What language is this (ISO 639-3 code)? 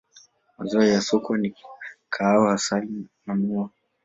swa